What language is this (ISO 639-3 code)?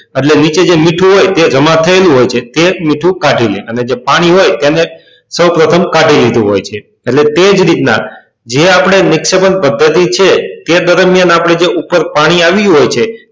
guj